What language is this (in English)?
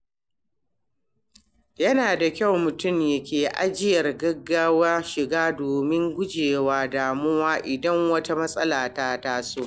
Hausa